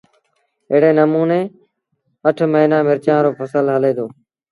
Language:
Sindhi Bhil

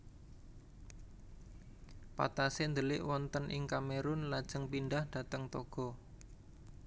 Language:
Javanese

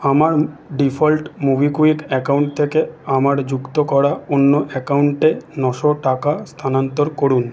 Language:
Bangla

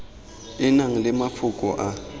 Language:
Tswana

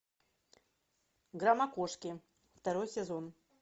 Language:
Russian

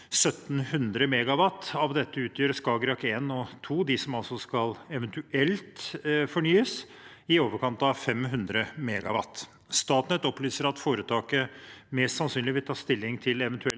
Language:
Norwegian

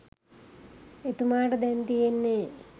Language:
Sinhala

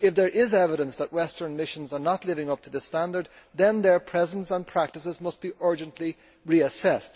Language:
English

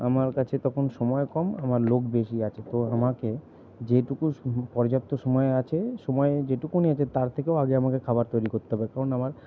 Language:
Bangla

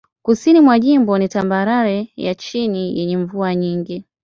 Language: Swahili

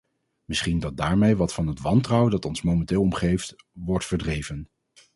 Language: Dutch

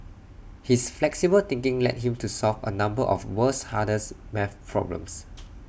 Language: English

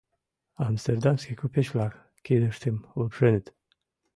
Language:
Mari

